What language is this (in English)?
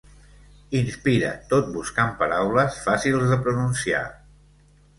Catalan